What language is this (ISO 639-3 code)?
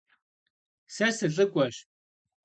kbd